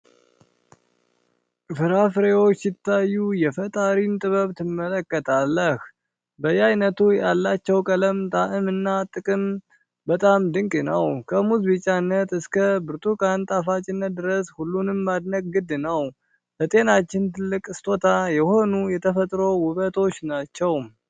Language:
Amharic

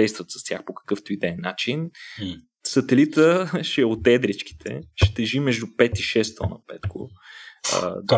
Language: Bulgarian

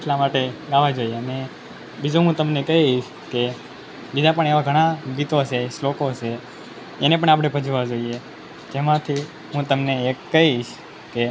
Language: Gujarati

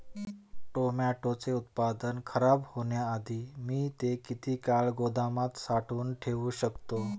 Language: Marathi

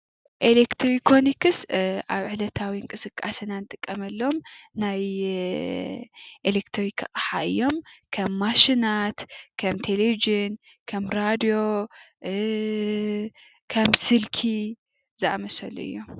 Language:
Tigrinya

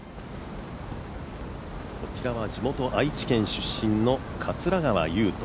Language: Japanese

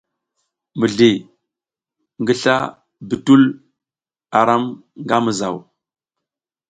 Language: South Giziga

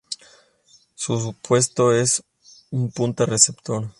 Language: Spanish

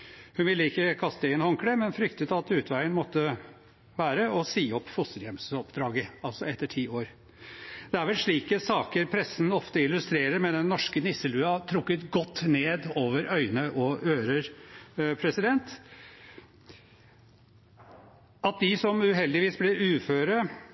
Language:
Norwegian Bokmål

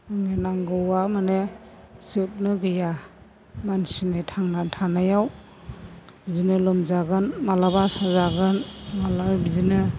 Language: Bodo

